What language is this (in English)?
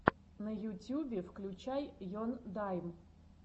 Russian